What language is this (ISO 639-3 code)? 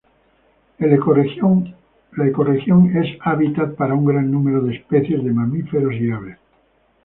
spa